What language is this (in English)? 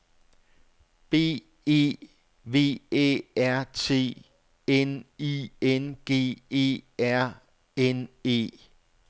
Danish